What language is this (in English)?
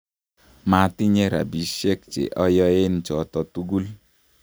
Kalenjin